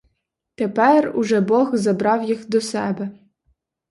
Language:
Ukrainian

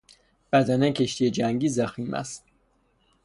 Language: Persian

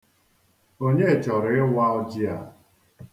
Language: Igbo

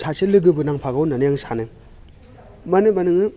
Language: Bodo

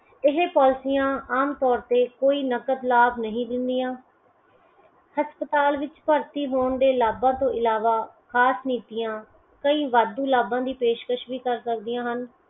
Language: Punjabi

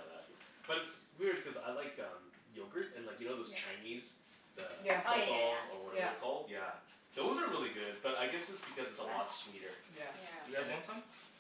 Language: English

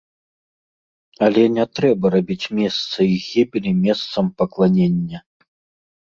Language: Belarusian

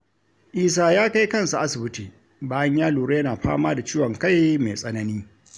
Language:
Hausa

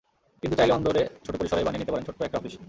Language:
Bangla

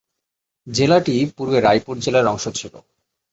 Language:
Bangla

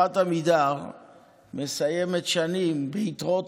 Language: Hebrew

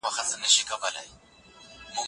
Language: Pashto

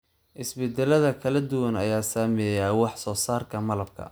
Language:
Somali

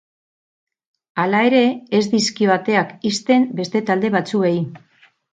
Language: Basque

